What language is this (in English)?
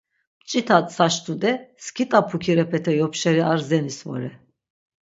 Laz